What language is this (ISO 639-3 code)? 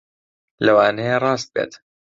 ckb